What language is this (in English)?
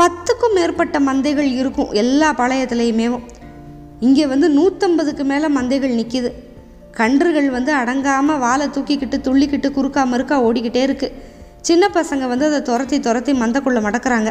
Tamil